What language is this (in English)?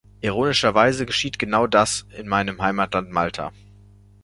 German